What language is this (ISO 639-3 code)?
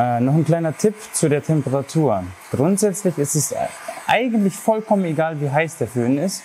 deu